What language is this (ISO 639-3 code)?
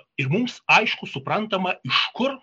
lit